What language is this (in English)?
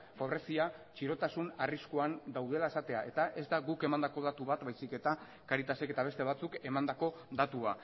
Basque